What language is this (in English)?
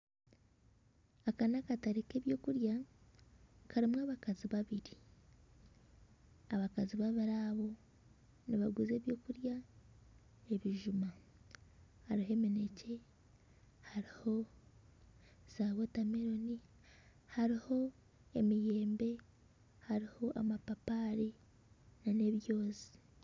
Nyankole